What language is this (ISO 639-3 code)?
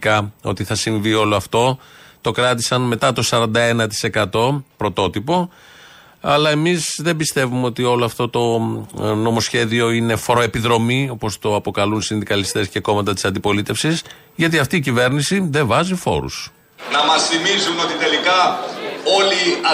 ell